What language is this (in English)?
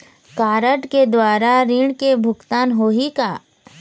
Chhattisgarhi